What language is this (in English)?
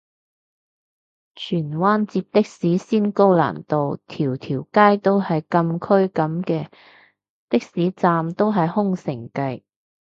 Cantonese